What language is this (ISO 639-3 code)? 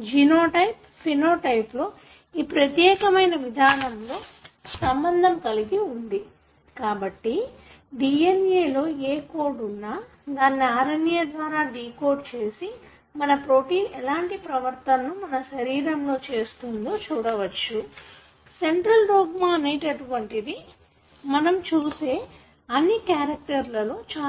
tel